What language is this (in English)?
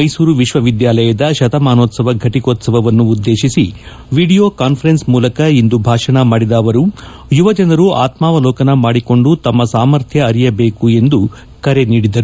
Kannada